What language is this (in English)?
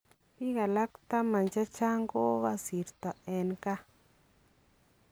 Kalenjin